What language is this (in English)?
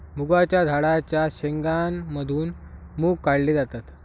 Marathi